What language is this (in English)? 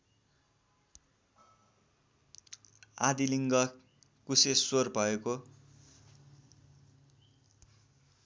Nepali